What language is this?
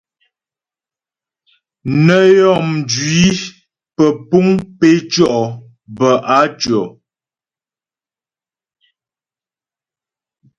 Ghomala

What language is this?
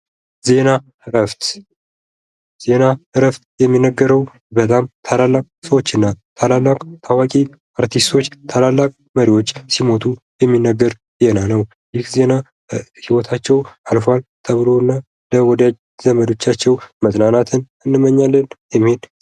Amharic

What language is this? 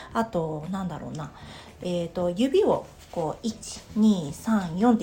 Japanese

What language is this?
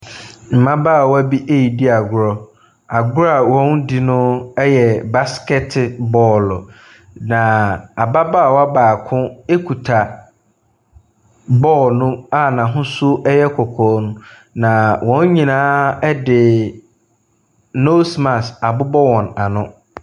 Akan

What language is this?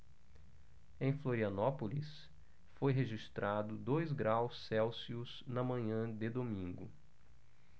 Portuguese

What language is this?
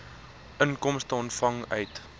Afrikaans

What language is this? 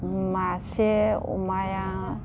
Bodo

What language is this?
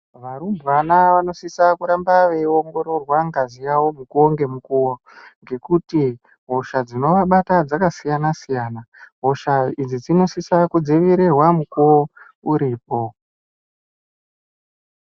Ndau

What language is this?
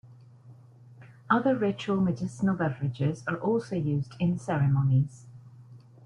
English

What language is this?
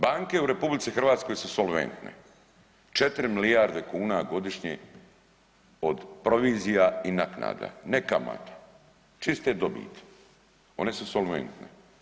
Croatian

